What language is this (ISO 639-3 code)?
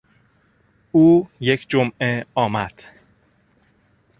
fas